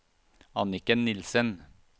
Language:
Norwegian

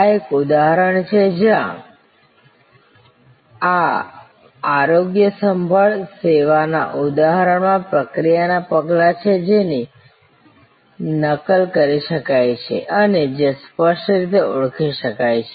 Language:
Gujarati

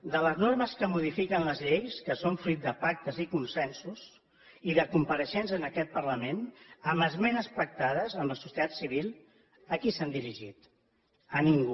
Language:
Catalan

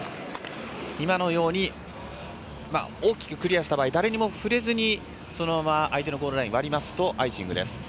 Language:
Japanese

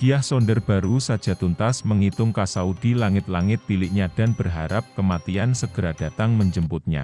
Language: Indonesian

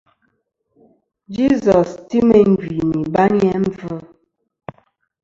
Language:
Kom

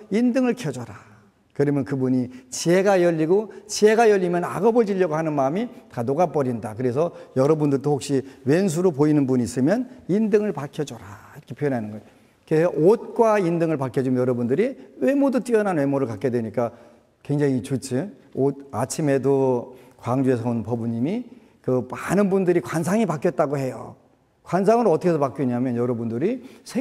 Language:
Korean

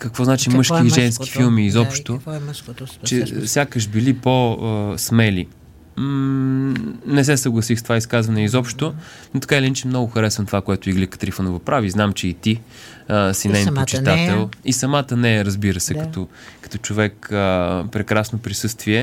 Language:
Bulgarian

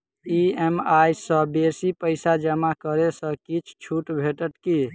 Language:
Maithili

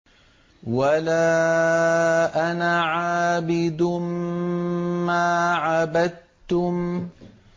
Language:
Arabic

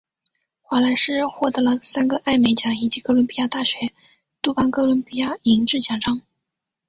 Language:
Chinese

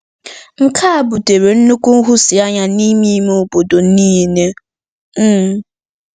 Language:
Igbo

